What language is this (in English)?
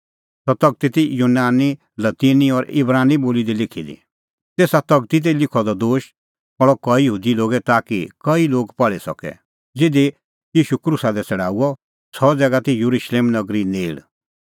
Kullu Pahari